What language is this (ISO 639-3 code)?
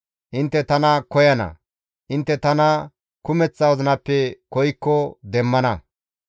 gmv